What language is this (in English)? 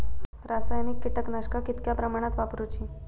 Marathi